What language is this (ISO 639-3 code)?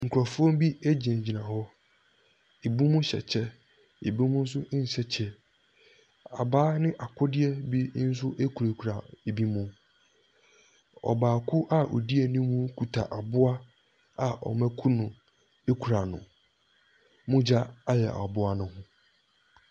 aka